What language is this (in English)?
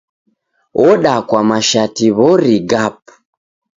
Taita